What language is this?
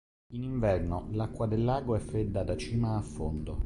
Italian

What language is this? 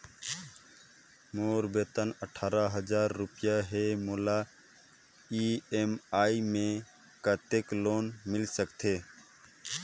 Chhattisgarhi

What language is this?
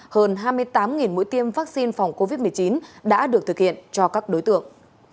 Vietnamese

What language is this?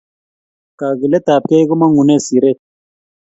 Kalenjin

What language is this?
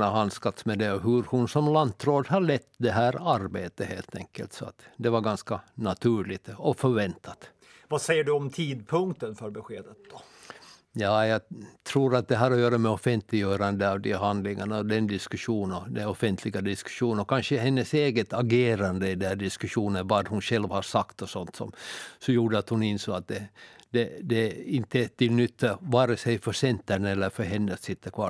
Swedish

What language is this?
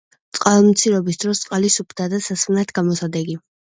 Georgian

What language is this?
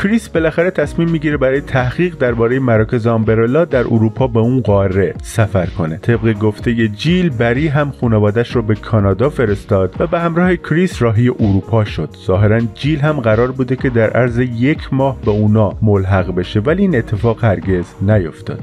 Persian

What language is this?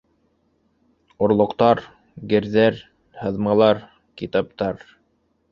Bashkir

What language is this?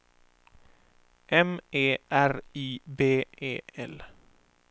Swedish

